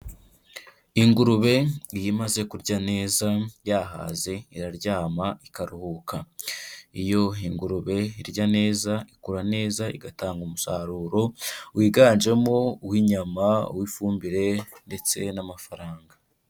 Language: Kinyarwanda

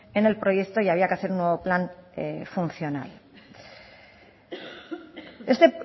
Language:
Spanish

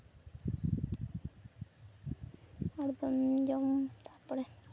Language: Santali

